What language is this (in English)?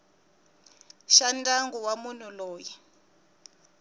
Tsonga